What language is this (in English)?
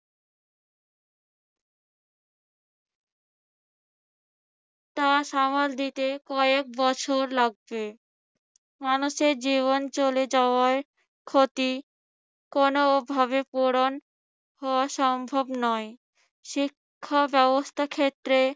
Bangla